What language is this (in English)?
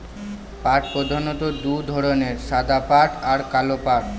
Bangla